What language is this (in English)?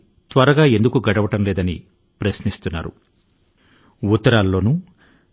Telugu